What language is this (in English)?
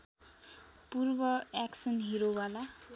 Nepali